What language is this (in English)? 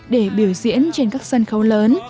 Vietnamese